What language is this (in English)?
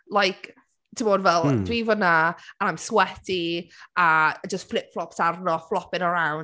Welsh